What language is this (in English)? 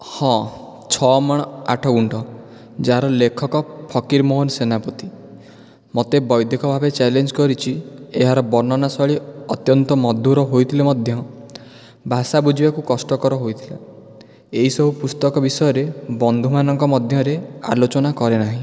Odia